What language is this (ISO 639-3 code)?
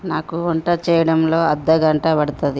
tel